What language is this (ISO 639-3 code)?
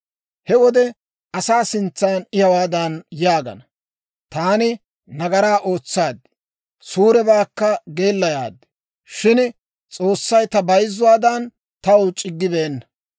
dwr